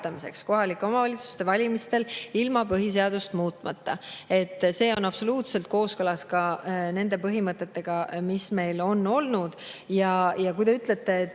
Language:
Estonian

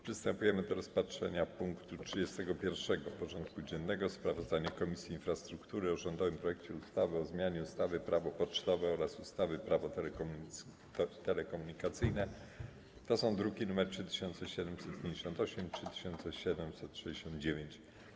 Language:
Polish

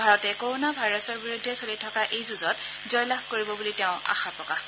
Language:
Assamese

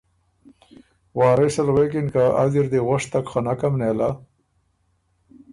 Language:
Ormuri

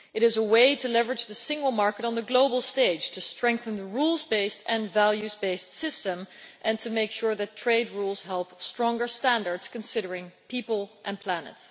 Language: English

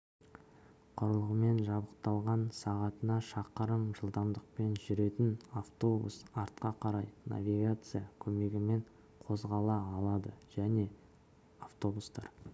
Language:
Kazakh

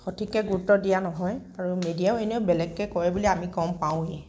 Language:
Assamese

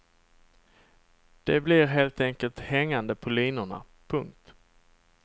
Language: Swedish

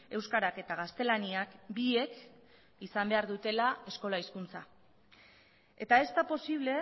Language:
Basque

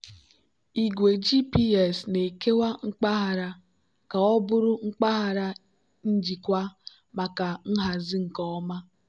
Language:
Igbo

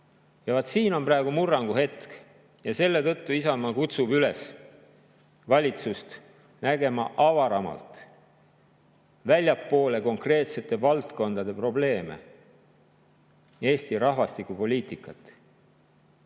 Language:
Estonian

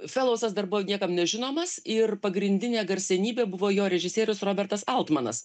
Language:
Lithuanian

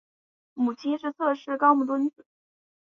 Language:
Chinese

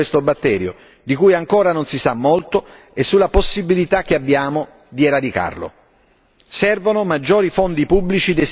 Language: Italian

